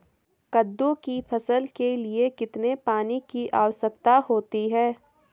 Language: Hindi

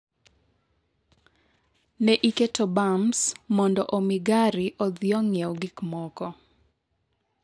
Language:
Luo (Kenya and Tanzania)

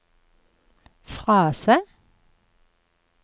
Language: Norwegian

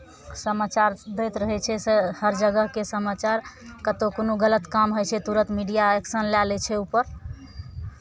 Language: Maithili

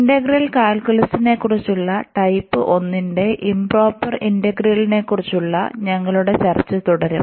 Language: Malayalam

